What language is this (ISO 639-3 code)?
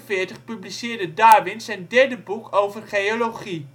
nld